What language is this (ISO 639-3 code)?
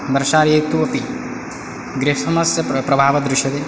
san